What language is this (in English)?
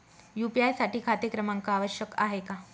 Marathi